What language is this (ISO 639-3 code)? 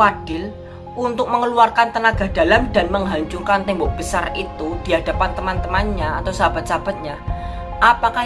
ind